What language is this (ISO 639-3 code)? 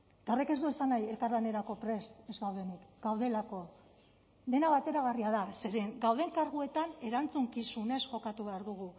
eus